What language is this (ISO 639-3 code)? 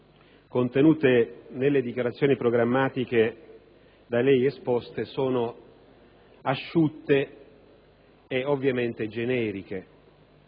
ita